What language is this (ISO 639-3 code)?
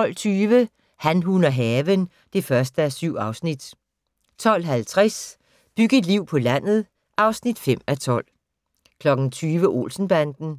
dan